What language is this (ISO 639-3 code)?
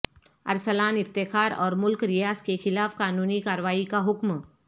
urd